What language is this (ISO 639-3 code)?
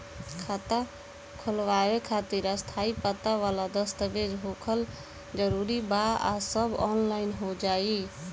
bho